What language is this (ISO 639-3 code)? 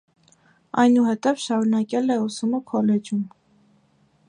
hye